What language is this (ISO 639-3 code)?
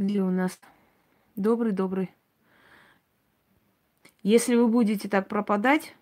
rus